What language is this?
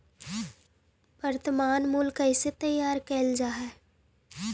Magahi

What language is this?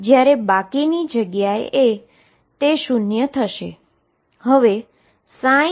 Gujarati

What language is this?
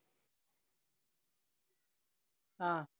Malayalam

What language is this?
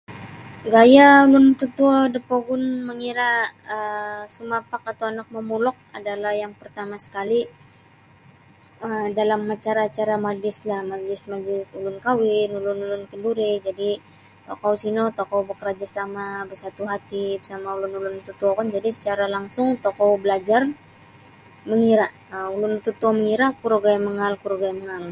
Sabah Bisaya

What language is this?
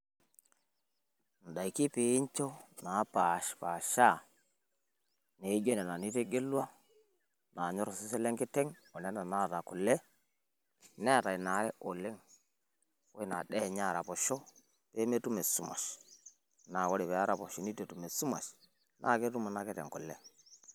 Masai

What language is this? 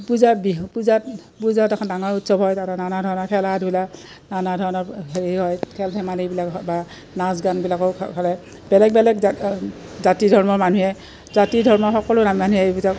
Assamese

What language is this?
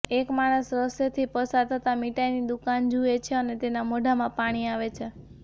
Gujarati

